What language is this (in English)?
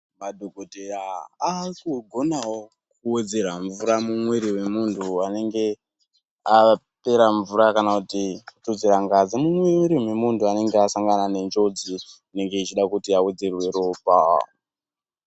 Ndau